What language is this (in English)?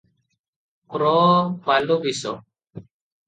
Odia